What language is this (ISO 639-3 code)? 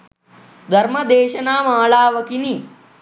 sin